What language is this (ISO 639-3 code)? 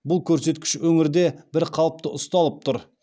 kaz